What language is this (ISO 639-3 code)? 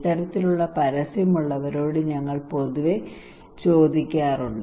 mal